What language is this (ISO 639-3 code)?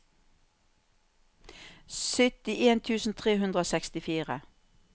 nor